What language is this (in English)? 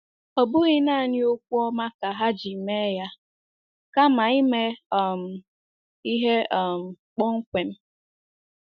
Igbo